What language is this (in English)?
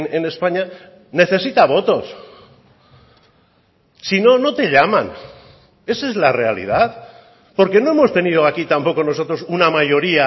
Spanish